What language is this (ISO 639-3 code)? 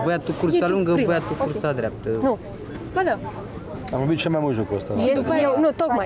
ron